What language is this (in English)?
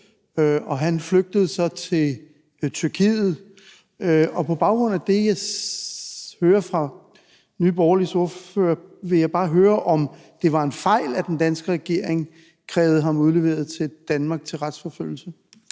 Danish